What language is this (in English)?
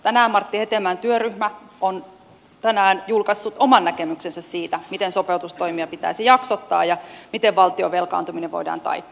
Finnish